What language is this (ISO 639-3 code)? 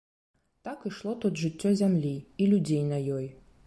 bel